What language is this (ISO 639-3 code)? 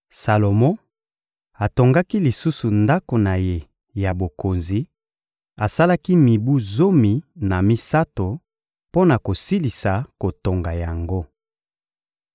lin